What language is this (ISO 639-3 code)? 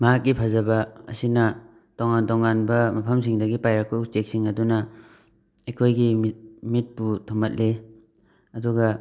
mni